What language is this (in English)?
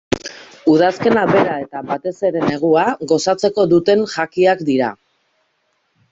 Basque